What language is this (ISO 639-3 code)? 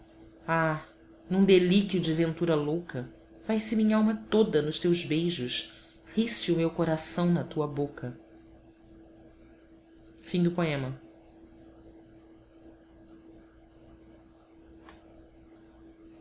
por